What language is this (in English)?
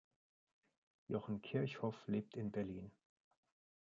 German